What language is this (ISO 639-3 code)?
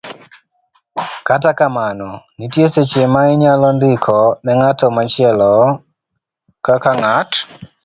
luo